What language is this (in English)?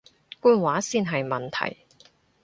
Cantonese